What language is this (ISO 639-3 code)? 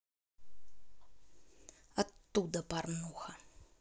rus